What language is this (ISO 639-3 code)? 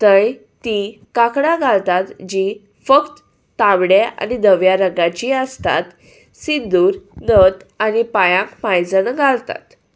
kok